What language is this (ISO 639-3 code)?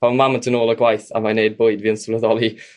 cym